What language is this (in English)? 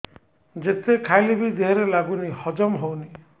Odia